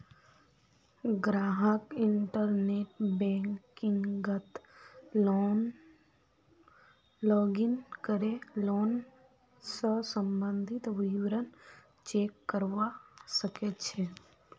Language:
Magahi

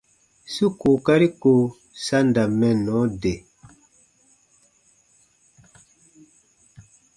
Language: Baatonum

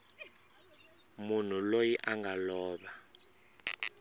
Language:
Tsonga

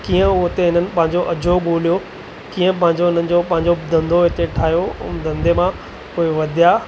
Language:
Sindhi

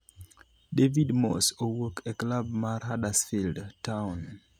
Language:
Luo (Kenya and Tanzania)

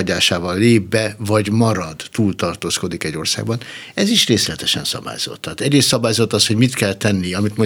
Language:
Hungarian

